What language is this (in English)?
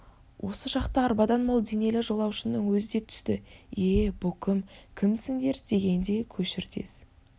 Kazakh